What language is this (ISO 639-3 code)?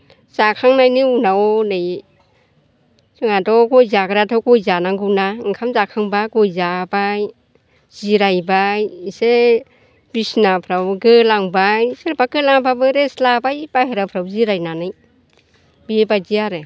brx